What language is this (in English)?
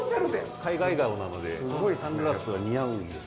Japanese